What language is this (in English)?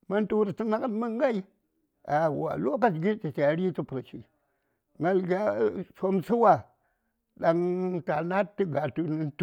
Saya